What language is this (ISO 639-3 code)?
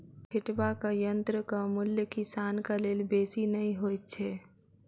mai